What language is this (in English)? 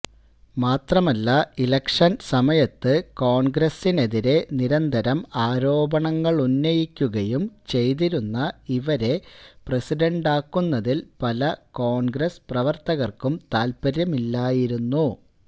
Malayalam